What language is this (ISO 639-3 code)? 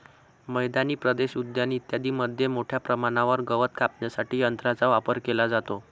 mar